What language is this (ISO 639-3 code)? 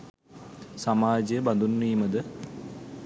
sin